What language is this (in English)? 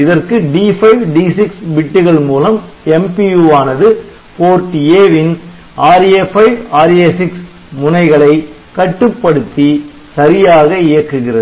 Tamil